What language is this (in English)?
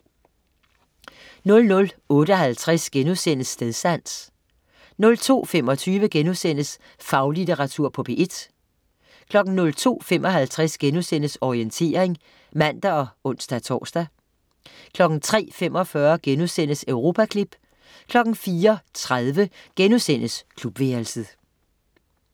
Danish